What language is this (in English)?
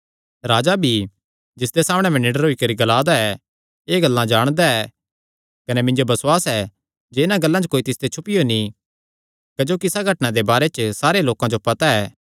Kangri